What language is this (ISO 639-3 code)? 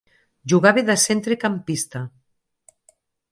cat